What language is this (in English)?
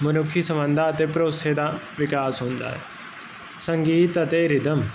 Punjabi